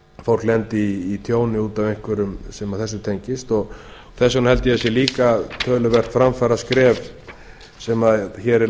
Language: Icelandic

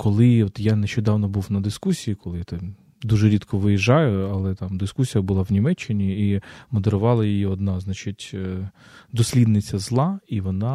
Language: Ukrainian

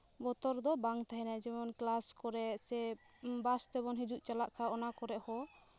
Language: Santali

